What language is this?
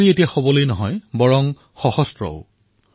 Assamese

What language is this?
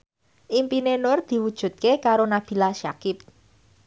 Javanese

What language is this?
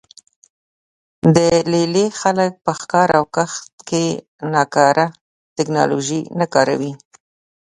Pashto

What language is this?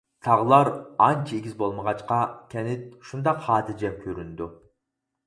Uyghur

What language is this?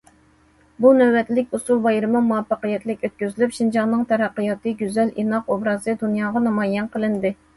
Uyghur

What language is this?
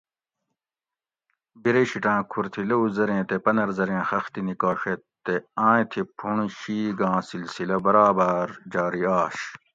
Gawri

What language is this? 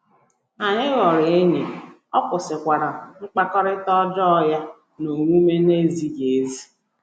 Igbo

